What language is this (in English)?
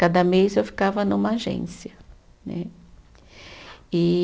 Portuguese